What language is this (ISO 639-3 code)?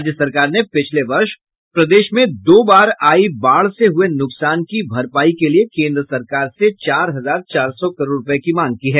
hin